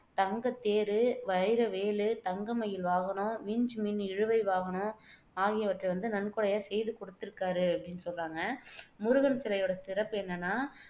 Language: Tamil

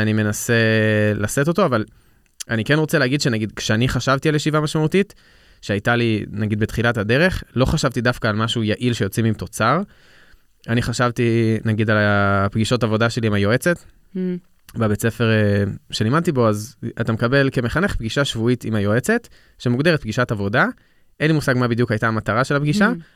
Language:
Hebrew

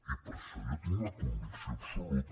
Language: Catalan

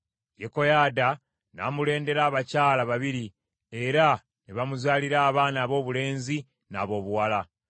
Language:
Ganda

